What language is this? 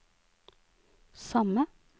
Norwegian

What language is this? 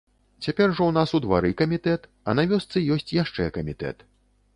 Belarusian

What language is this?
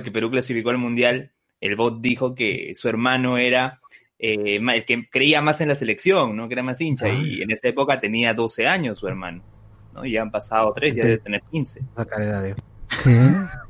Spanish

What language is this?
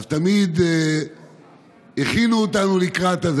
Hebrew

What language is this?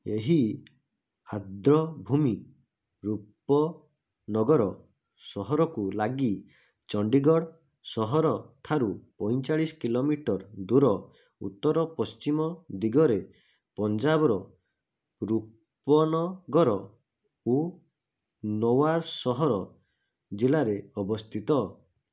Odia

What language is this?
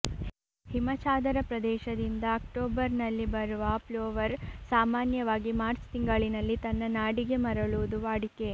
Kannada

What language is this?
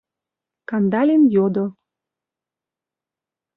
Mari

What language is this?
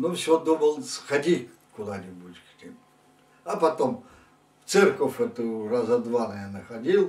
Russian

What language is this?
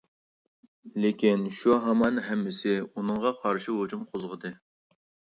Uyghur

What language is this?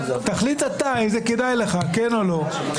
Hebrew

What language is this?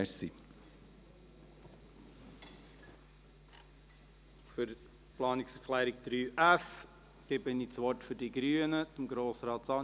Swiss German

